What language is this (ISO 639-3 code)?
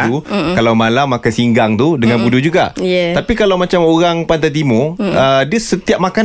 msa